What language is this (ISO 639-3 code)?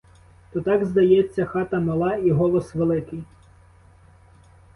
ukr